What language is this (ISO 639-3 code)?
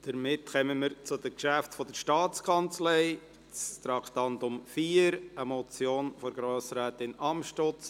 gsw